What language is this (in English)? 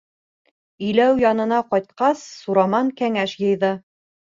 Bashkir